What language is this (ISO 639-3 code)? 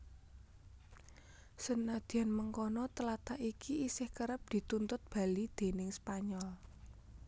jav